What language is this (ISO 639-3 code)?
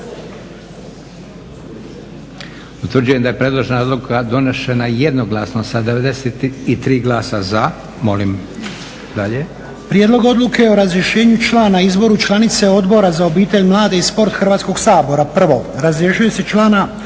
hrv